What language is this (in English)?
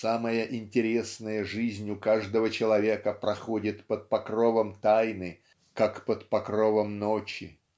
Russian